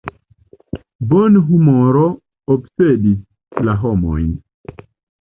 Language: Esperanto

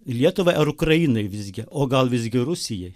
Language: Lithuanian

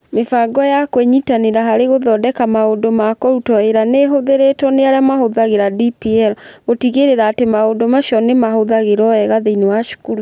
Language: Kikuyu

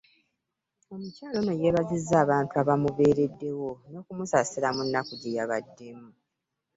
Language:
Ganda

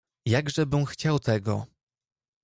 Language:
Polish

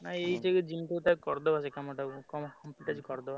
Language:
Odia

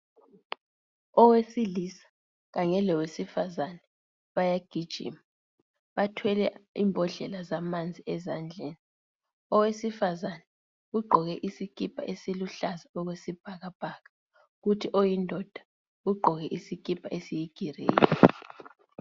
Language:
North Ndebele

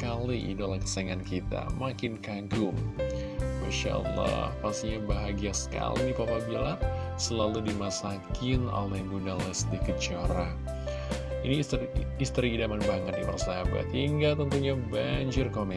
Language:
Indonesian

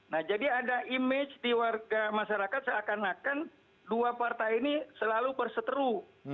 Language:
Indonesian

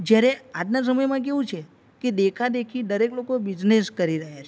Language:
Gujarati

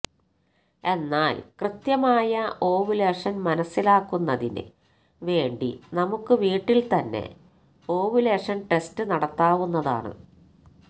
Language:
Malayalam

